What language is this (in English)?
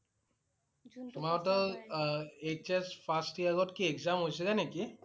Assamese